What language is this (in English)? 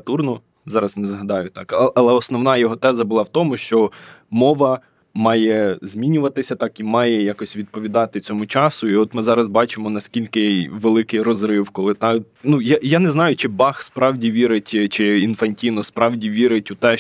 Ukrainian